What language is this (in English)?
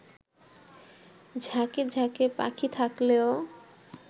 Bangla